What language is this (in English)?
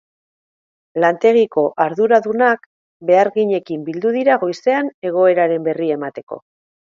Basque